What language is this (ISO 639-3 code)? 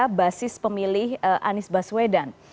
ind